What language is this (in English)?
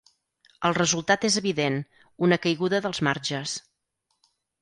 Catalan